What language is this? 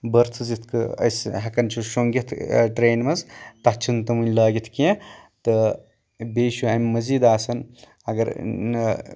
Kashmiri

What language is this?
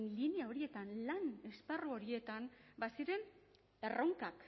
Basque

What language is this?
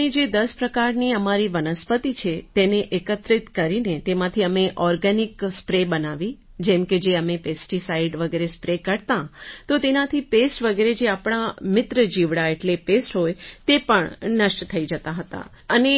Gujarati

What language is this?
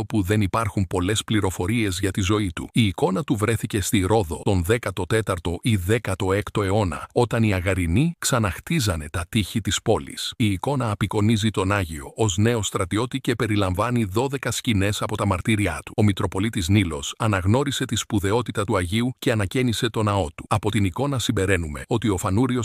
Greek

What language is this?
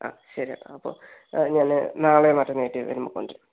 Malayalam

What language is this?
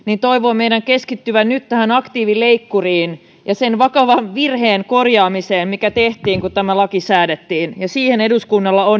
Finnish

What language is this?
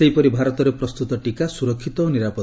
Odia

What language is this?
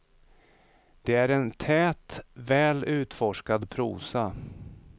Swedish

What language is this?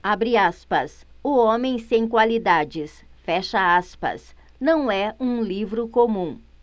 Portuguese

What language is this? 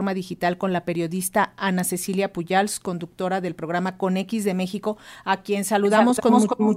Spanish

